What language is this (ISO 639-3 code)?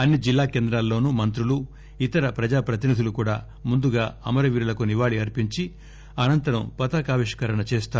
tel